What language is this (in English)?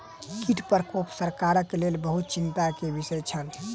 Maithili